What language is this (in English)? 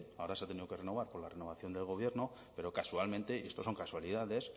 Spanish